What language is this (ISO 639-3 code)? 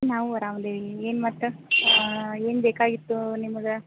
kan